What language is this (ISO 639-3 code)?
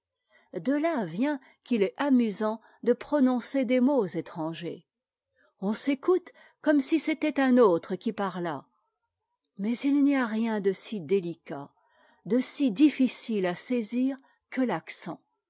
fra